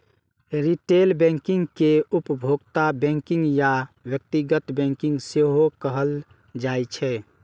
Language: Maithili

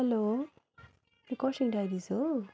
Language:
Nepali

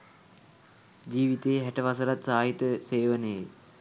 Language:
Sinhala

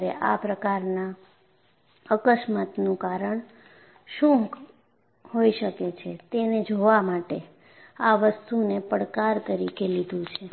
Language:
Gujarati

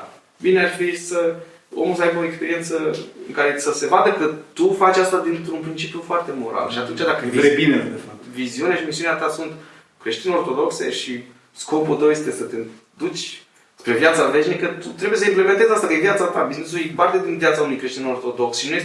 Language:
Romanian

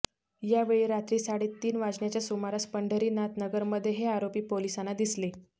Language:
Marathi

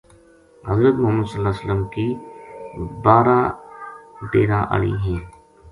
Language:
Gujari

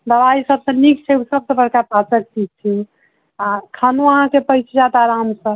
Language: Maithili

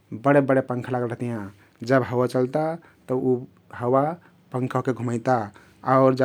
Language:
Kathoriya Tharu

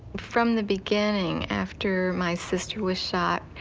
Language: English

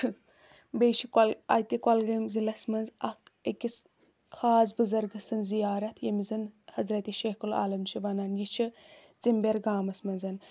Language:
Kashmiri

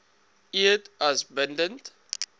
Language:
Afrikaans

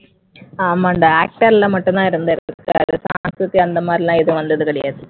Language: Tamil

